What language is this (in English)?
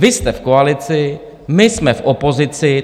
Czech